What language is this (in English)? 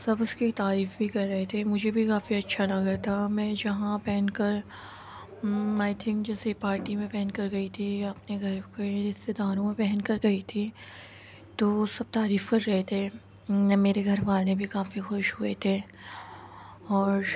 Urdu